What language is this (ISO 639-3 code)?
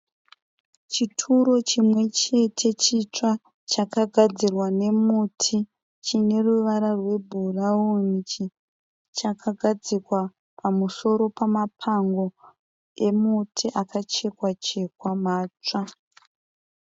sna